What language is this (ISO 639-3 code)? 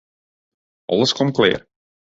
fry